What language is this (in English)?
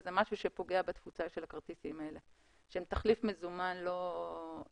Hebrew